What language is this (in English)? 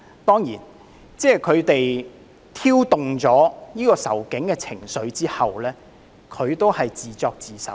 Cantonese